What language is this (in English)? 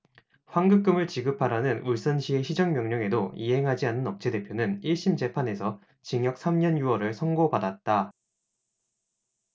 Korean